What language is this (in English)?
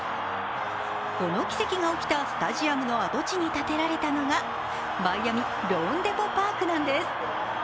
Japanese